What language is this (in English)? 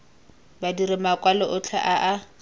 Tswana